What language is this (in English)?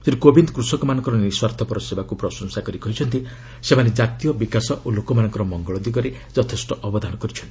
Odia